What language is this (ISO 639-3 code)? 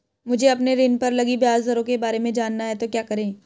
hin